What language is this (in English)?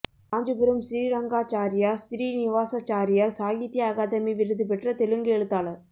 Tamil